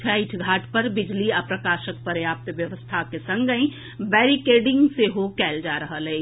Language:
Maithili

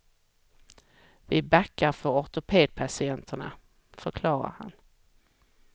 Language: Swedish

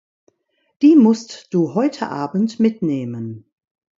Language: German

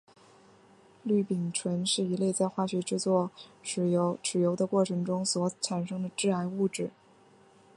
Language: Chinese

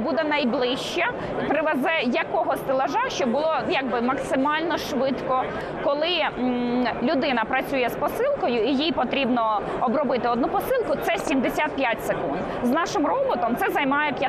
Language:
Ukrainian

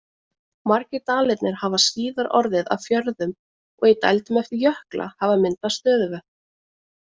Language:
Icelandic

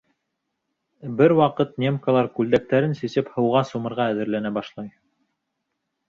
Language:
Bashkir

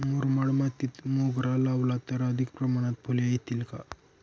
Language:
Marathi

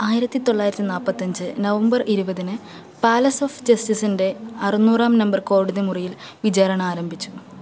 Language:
Malayalam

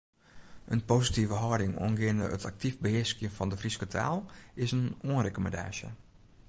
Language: Western Frisian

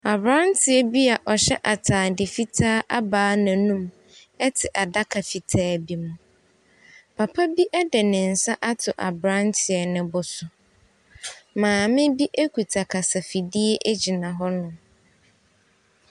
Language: Akan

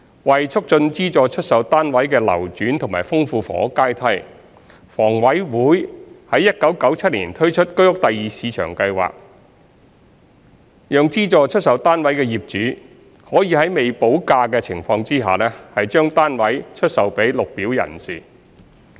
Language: Cantonese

